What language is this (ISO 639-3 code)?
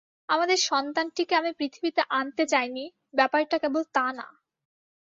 ben